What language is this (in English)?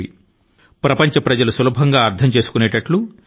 Telugu